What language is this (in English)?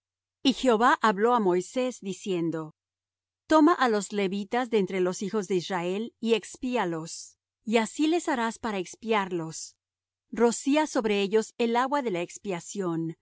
Spanish